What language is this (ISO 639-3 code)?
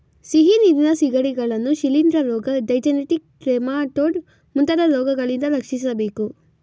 kan